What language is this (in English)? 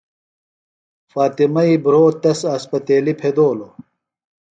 Phalura